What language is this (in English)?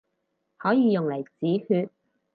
Cantonese